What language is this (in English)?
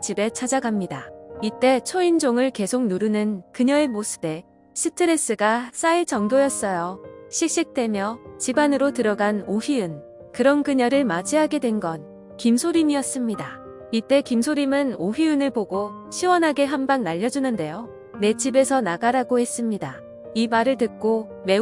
Korean